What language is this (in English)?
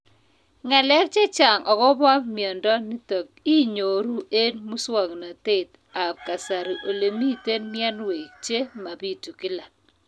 Kalenjin